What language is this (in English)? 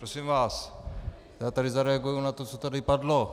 Czech